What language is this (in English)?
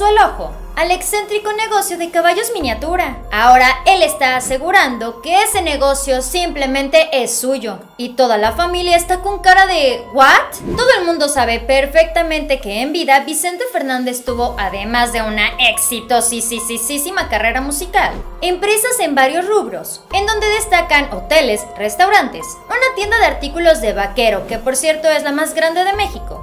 Spanish